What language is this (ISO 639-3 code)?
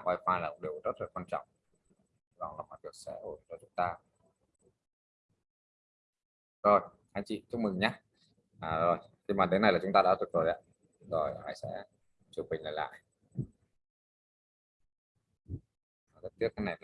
vie